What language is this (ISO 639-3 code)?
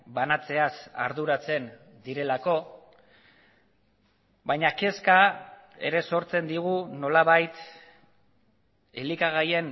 eus